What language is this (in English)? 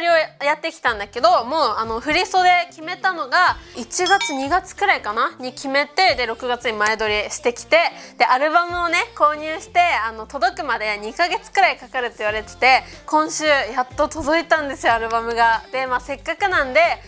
Japanese